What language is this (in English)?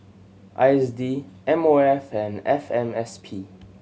English